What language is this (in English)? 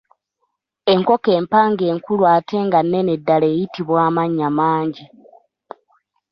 Ganda